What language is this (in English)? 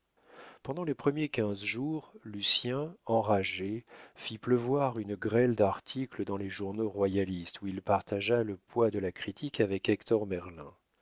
French